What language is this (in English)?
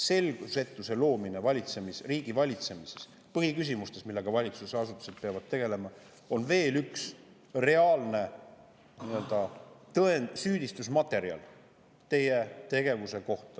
Estonian